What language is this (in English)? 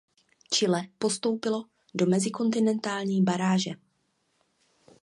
Czech